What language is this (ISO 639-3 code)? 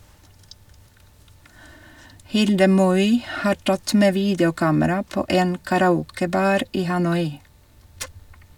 nor